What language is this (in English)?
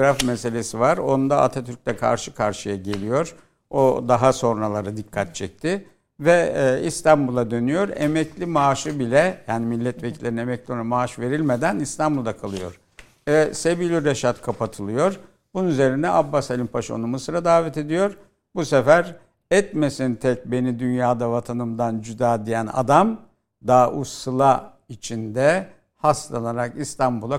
Turkish